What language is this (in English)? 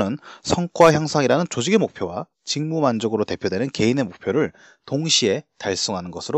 Korean